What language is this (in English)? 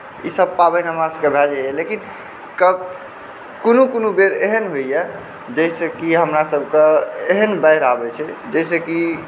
Maithili